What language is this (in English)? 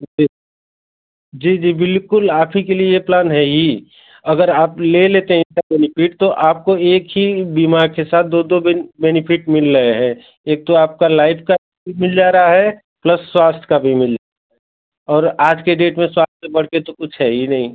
Hindi